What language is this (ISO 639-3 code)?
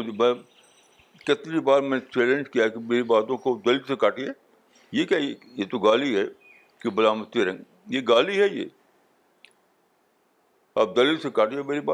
urd